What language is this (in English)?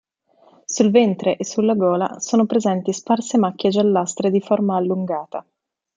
Italian